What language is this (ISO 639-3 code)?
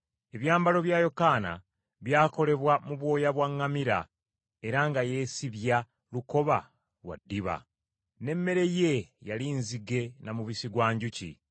lug